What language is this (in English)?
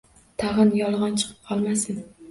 Uzbek